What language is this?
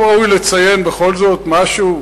Hebrew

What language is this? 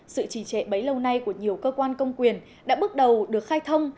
Vietnamese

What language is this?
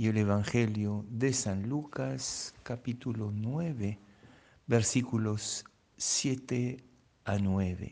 Spanish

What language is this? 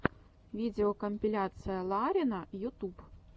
Russian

